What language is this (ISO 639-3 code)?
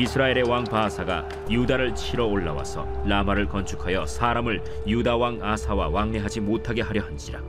kor